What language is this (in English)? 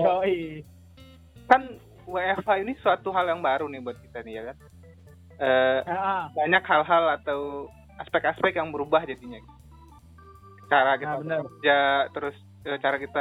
Indonesian